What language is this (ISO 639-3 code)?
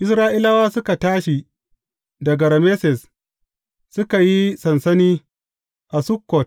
hau